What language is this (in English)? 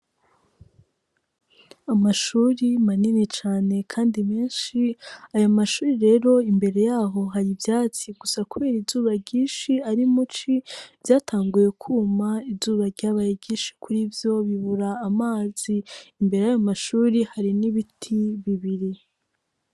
Rundi